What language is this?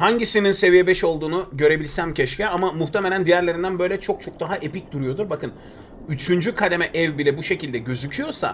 Turkish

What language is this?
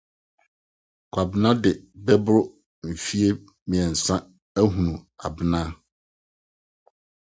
Akan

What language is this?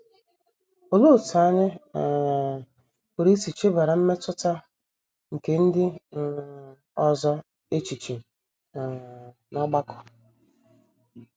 Igbo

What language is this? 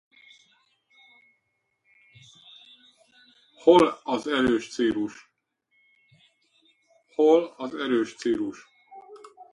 Hungarian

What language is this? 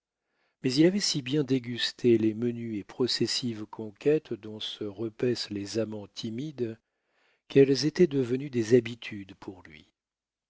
French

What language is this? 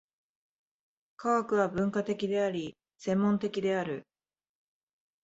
Japanese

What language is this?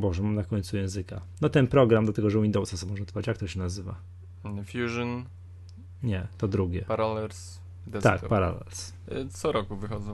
Polish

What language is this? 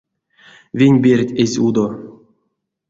Erzya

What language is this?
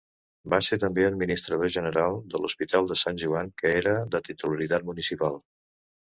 Catalan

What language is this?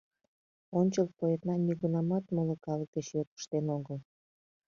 Mari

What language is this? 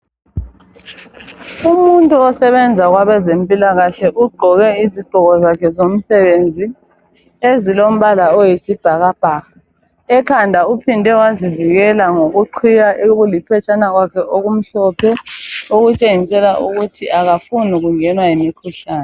North Ndebele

